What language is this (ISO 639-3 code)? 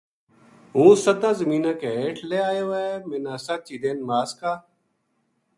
gju